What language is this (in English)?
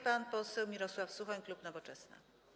Polish